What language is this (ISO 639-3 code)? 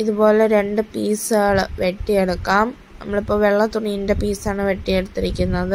mal